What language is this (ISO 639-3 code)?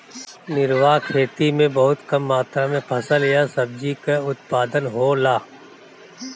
bho